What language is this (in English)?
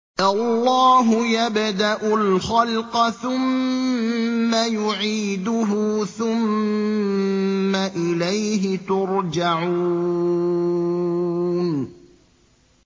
Arabic